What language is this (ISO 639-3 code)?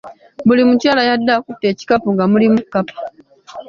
lug